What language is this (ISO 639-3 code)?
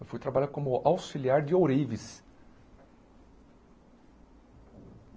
por